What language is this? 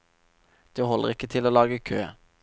Norwegian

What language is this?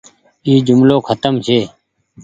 Goaria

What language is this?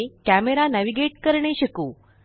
Marathi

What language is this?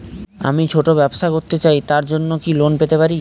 Bangla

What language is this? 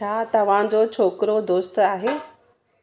Sindhi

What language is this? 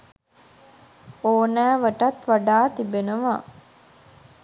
Sinhala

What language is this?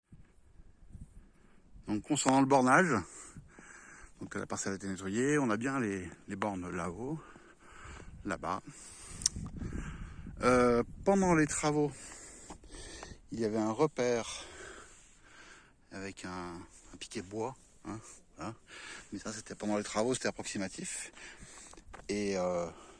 French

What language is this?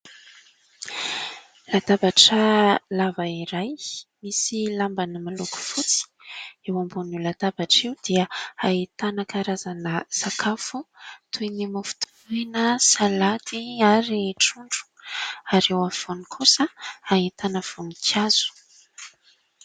Malagasy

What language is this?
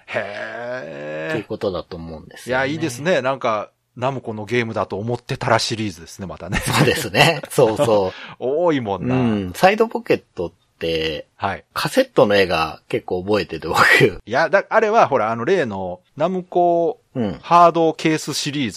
Japanese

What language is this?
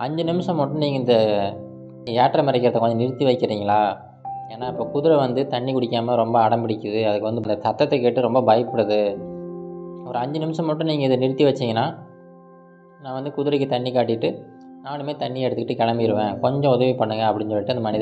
Romanian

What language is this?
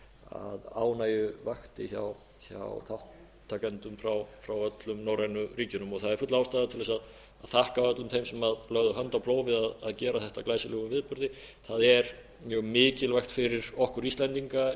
Icelandic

